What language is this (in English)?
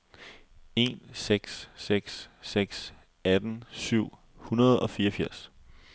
Danish